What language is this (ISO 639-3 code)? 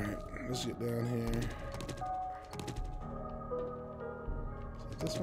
eng